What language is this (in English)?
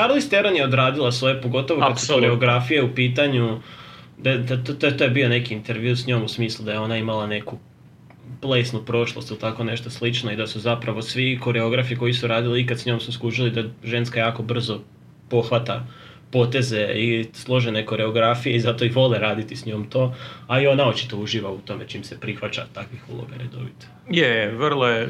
Croatian